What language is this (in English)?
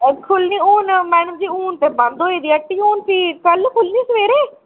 Dogri